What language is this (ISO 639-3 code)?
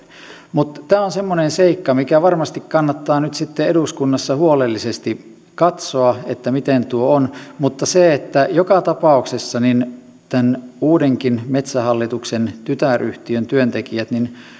fin